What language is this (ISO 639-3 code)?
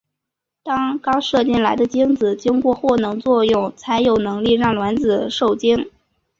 zho